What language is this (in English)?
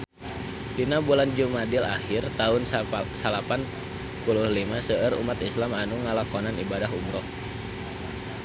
Sundanese